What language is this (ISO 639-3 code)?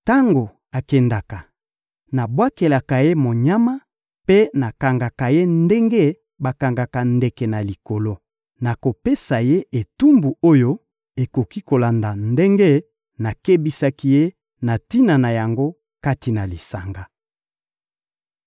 lin